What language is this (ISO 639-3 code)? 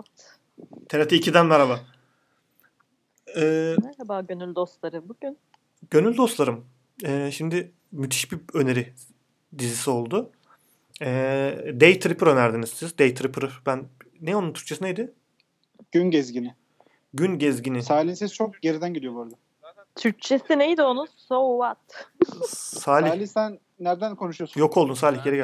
tur